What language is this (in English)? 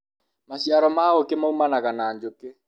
Kikuyu